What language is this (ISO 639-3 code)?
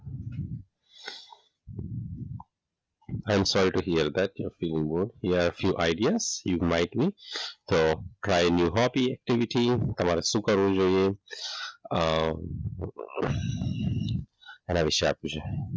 guj